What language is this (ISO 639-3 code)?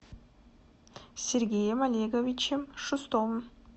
rus